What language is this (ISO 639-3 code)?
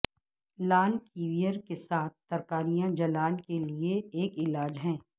urd